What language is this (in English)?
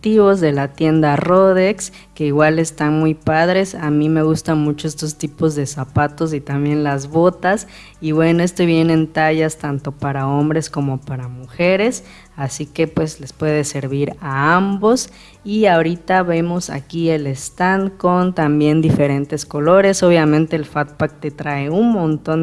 Spanish